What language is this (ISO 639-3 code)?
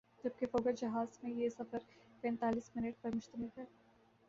urd